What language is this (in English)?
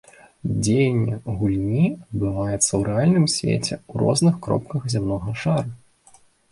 Belarusian